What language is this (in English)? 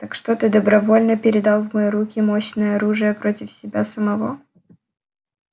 Russian